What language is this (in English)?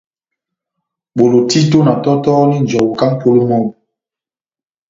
Batanga